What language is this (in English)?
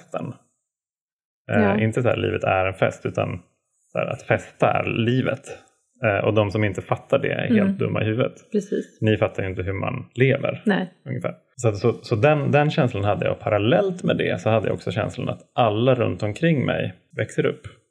Swedish